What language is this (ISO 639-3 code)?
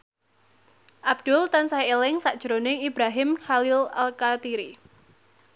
jav